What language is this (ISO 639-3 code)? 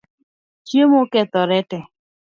luo